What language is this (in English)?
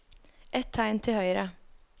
Norwegian